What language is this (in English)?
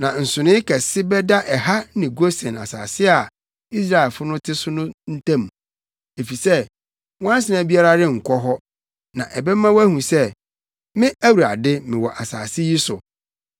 Akan